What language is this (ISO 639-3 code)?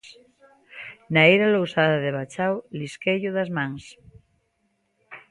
glg